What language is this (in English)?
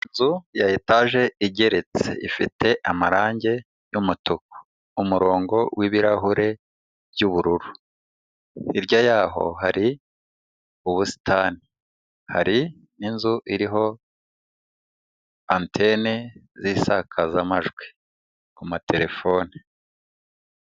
Kinyarwanda